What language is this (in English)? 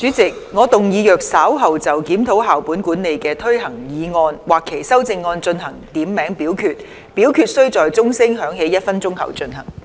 Cantonese